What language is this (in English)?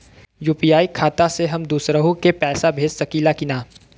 Bhojpuri